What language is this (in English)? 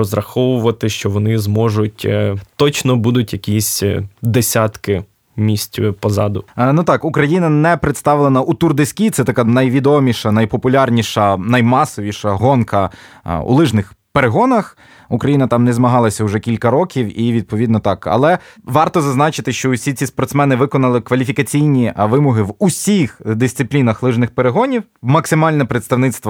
Ukrainian